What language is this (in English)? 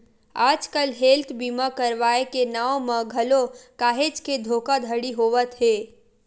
Chhattisgarhi